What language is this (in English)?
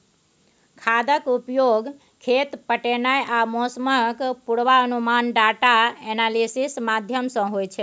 Maithili